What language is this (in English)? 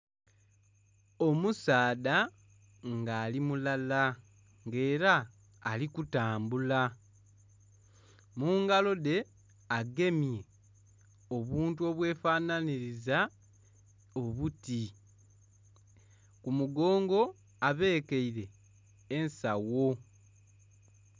Soga